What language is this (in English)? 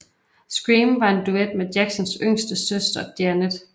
Danish